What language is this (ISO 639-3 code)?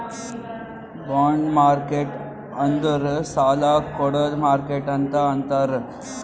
kan